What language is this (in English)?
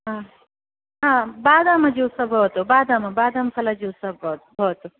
Sanskrit